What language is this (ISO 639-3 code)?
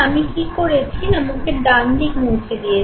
ben